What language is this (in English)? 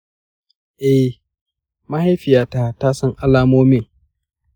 Hausa